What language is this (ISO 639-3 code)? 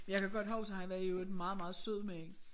dan